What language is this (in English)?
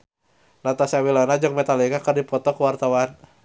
Sundanese